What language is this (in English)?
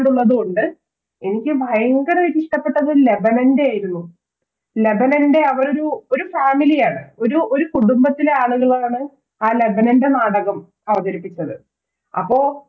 Malayalam